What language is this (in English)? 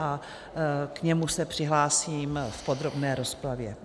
Czech